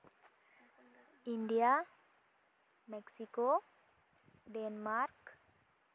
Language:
Santali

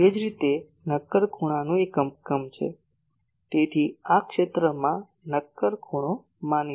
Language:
Gujarati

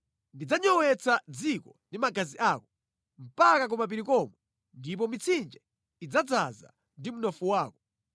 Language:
Nyanja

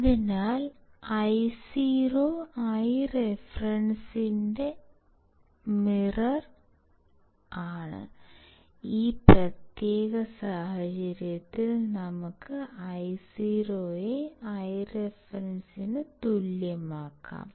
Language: Malayalam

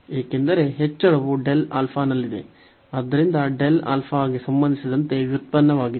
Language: Kannada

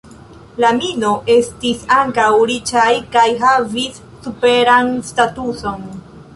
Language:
Esperanto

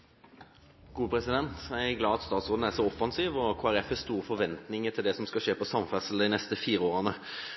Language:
Norwegian Bokmål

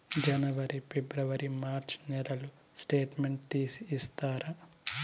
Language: Telugu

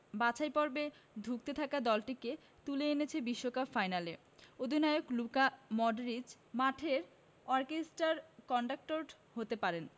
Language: Bangla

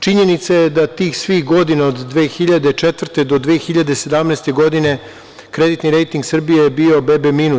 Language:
Serbian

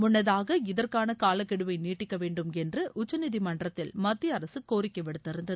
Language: Tamil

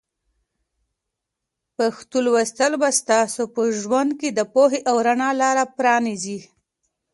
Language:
Pashto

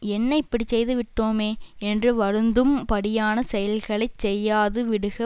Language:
Tamil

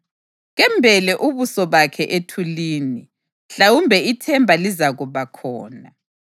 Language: North Ndebele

